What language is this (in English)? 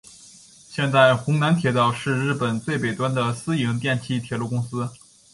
Chinese